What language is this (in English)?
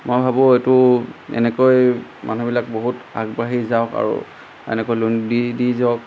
Assamese